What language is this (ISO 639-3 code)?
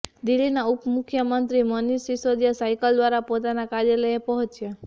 guj